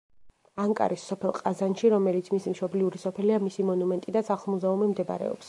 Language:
Georgian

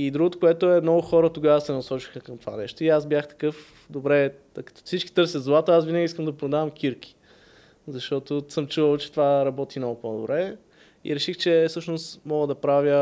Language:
Bulgarian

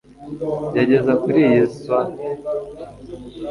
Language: Kinyarwanda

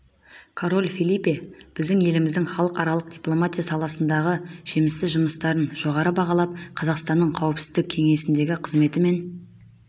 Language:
Kazakh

